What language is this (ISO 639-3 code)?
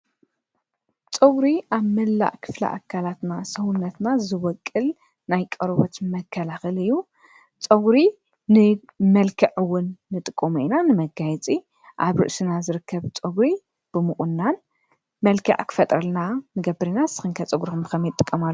tir